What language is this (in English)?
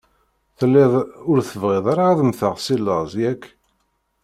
Kabyle